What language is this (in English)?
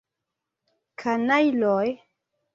Esperanto